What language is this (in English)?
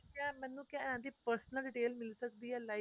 Punjabi